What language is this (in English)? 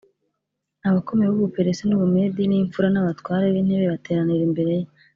Kinyarwanda